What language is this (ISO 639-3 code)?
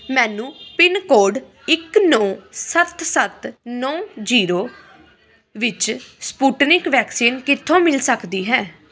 pan